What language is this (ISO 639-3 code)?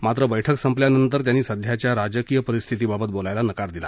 mar